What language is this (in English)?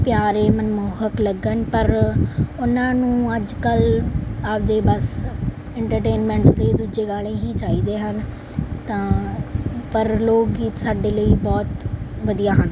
Punjabi